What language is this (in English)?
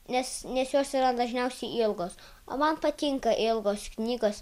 Lithuanian